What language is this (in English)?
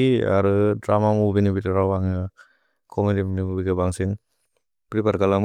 Bodo